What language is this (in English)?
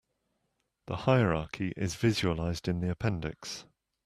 English